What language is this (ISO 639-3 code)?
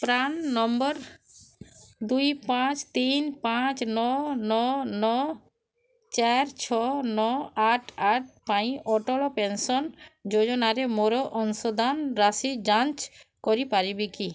ori